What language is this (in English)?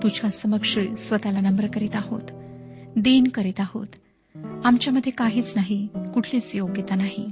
Marathi